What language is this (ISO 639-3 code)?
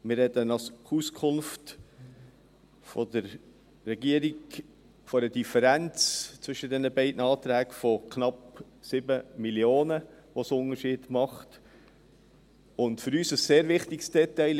gsw